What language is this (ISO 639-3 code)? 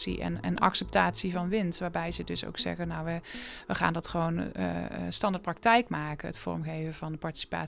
nld